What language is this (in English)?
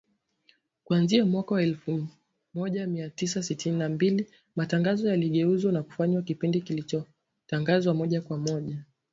Swahili